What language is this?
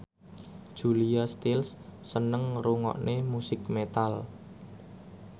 Javanese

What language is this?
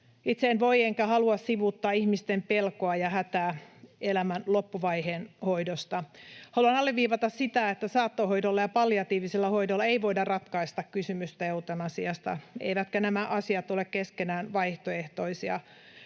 Finnish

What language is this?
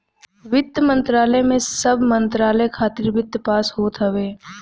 Bhojpuri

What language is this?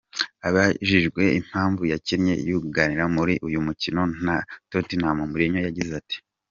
Kinyarwanda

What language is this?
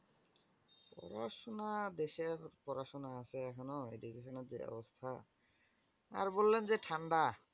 Bangla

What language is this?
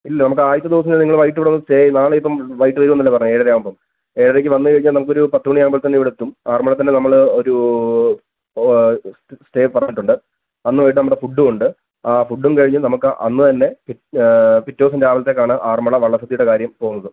Malayalam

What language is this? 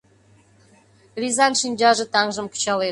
Mari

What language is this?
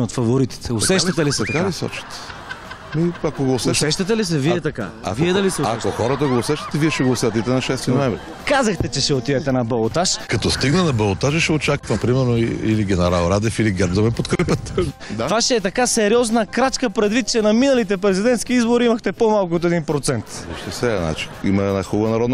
Russian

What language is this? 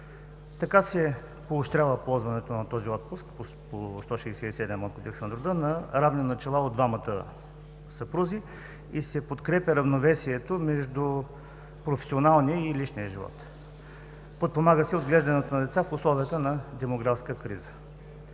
Bulgarian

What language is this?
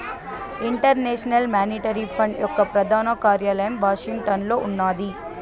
Telugu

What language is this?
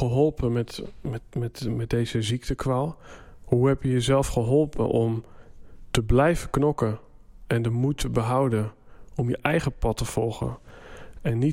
Dutch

